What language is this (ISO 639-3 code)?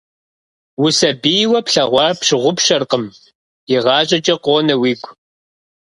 kbd